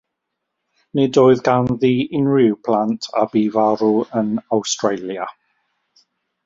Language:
Welsh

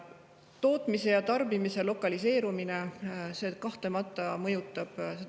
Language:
Estonian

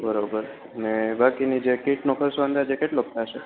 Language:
Gujarati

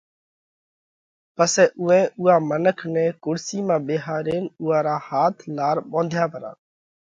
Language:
Parkari Koli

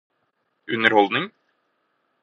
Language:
Norwegian Bokmål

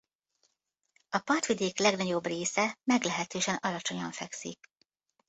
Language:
Hungarian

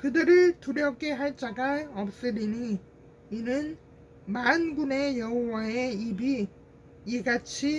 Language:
Korean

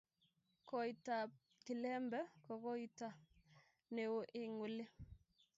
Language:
Kalenjin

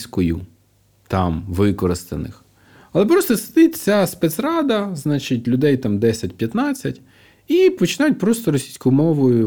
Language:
Ukrainian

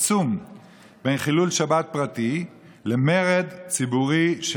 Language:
Hebrew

